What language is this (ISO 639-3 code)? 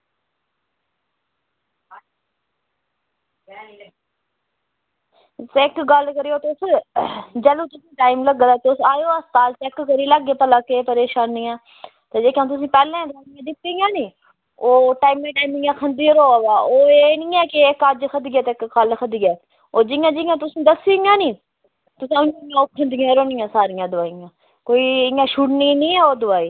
doi